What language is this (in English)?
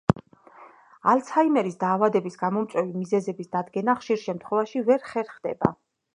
Georgian